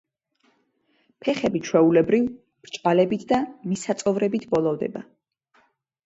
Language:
Georgian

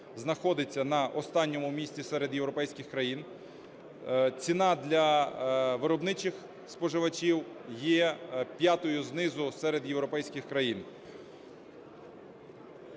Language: Ukrainian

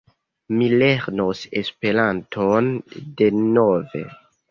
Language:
Esperanto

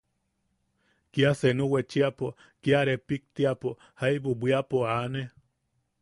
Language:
Yaqui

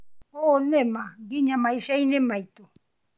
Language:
Kikuyu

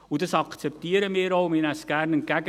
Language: Swiss German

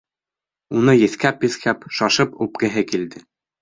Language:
Bashkir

